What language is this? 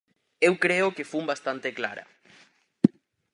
Galician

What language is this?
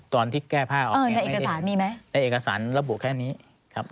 Thai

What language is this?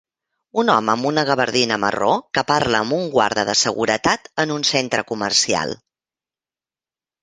Catalan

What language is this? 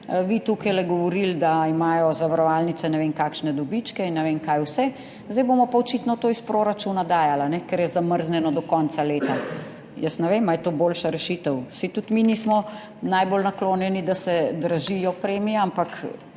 Slovenian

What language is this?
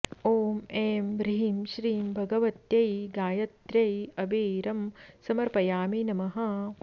Sanskrit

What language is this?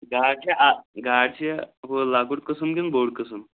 Kashmiri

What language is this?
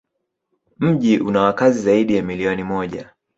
Swahili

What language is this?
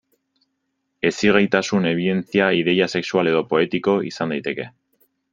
Basque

